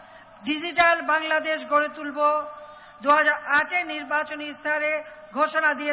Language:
Arabic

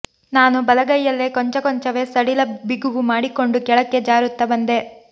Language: Kannada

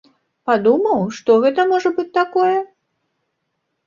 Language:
Belarusian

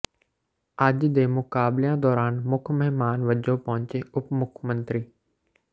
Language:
Punjabi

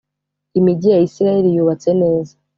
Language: Kinyarwanda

